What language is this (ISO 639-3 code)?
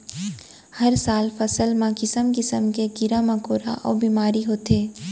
hne